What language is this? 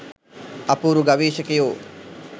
Sinhala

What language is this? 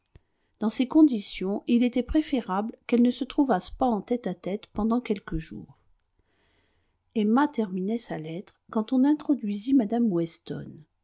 French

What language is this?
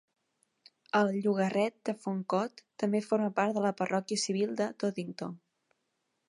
Catalan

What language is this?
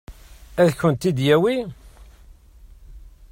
Kabyle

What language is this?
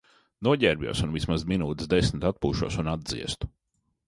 Latvian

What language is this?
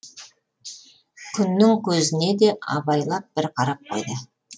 Kazakh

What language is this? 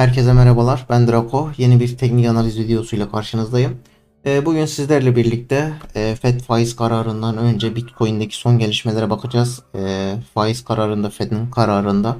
Turkish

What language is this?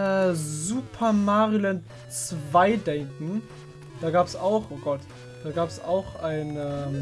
German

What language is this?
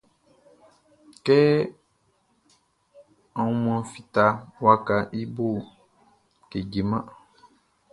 Baoulé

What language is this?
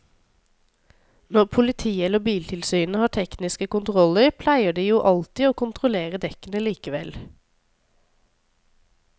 Norwegian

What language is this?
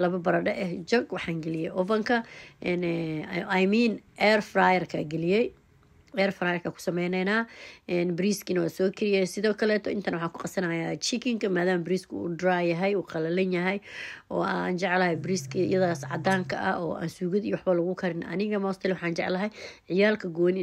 Arabic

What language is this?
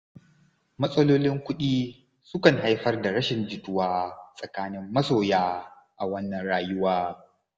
Hausa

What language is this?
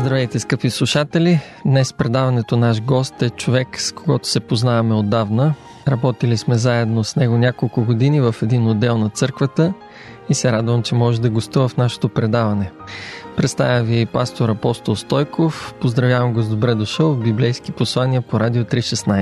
Bulgarian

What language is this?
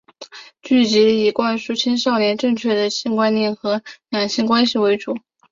Chinese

